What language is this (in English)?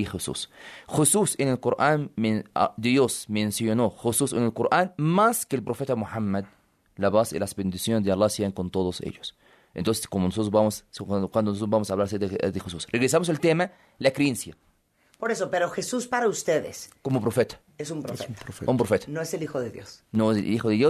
Spanish